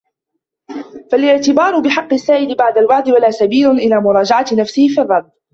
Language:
Arabic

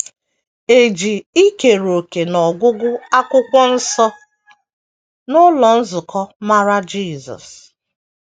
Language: Igbo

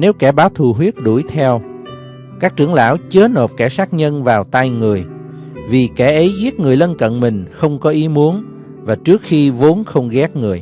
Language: Vietnamese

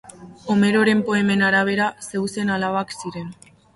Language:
Basque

